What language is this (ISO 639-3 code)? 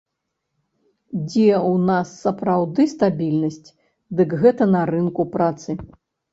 bel